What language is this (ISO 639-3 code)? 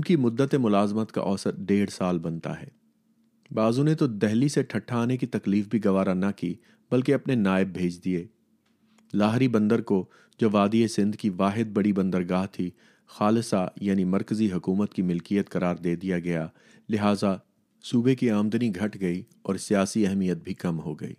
urd